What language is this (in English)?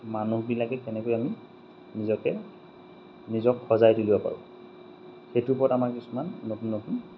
Assamese